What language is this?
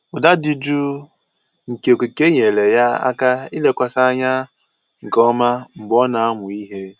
Igbo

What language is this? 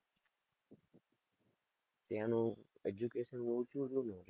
Gujarati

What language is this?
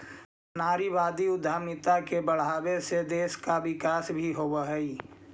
Magahi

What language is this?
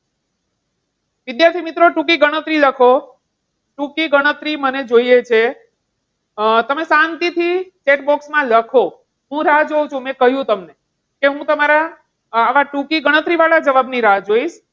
Gujarati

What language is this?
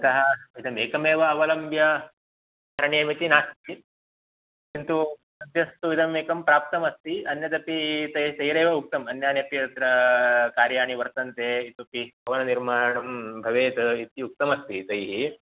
Sanskrit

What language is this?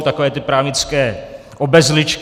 Czech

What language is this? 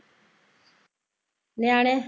Punjabi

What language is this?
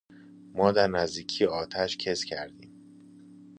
Persian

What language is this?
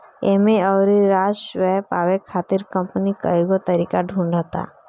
Bhojpuri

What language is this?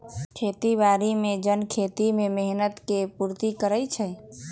Magahi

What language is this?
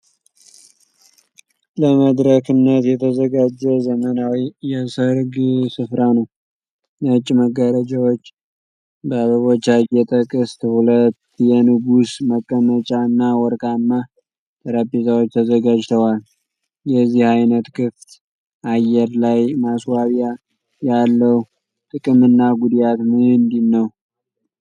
Amharic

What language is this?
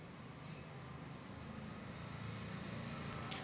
Marathi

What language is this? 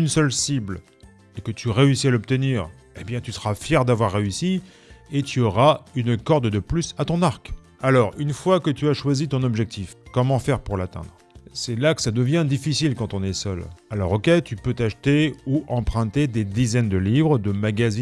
French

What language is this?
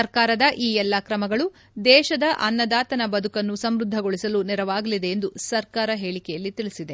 Kannada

